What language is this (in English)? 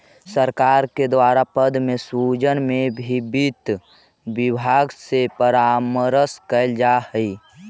Magahi